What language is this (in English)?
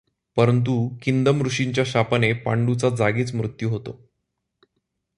Marathi